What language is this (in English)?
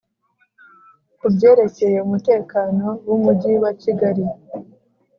Kinyarwanda